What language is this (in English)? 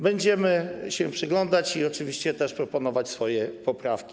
Polish